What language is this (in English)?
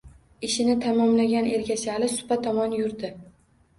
Uzbek